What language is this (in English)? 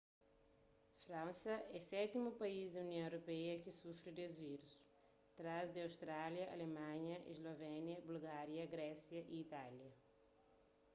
Kabuverdianu